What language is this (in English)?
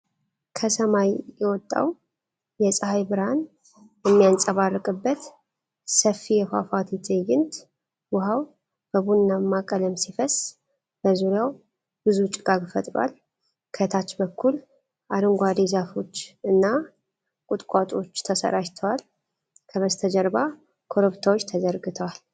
Amharic